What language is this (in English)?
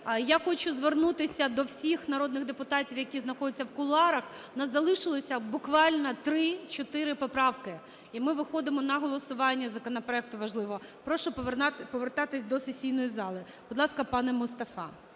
Ukrainian